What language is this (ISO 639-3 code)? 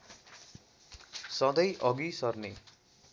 nep